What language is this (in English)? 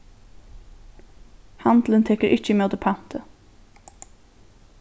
Faroese